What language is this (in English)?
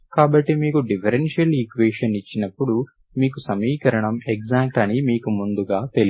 Telugu